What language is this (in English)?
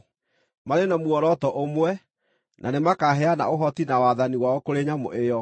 Kikuyu